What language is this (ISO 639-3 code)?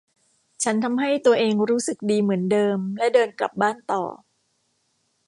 tha